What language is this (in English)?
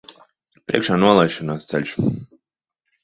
Latvian